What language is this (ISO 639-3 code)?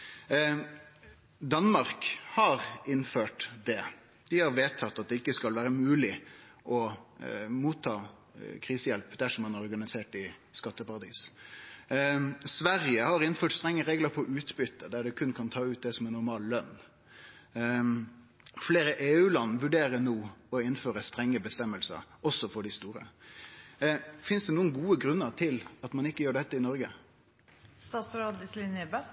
nno